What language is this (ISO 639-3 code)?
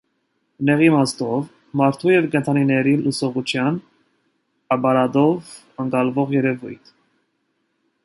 hye